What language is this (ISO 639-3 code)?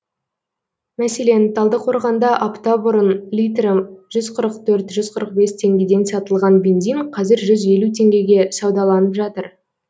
kaz